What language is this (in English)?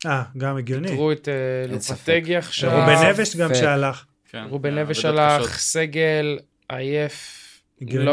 Hebrew